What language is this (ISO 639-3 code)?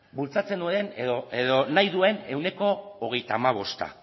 eus